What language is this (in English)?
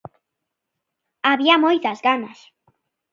Galician